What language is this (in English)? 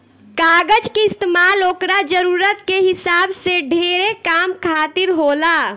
Bhojpuri